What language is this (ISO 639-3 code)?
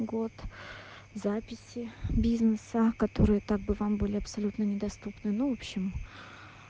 rus